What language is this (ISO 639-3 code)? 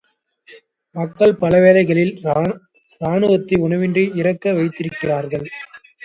tam